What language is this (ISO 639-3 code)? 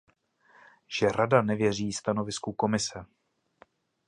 ces